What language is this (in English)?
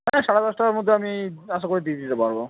Bangla